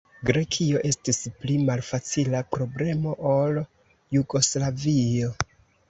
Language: Esperanto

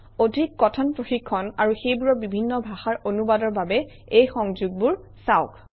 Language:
Assamese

